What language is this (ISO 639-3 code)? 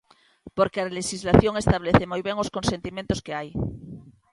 glg